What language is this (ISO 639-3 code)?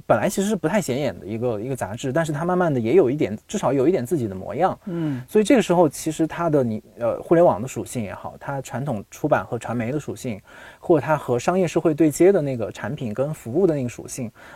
zho